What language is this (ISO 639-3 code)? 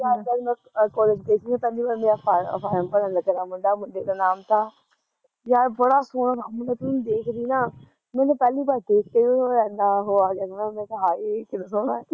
pan